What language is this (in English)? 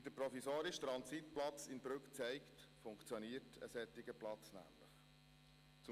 Swiss German